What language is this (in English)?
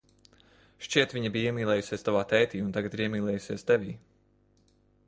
Latvian